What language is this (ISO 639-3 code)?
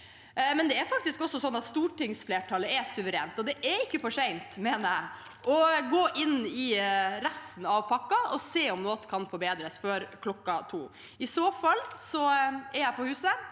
nor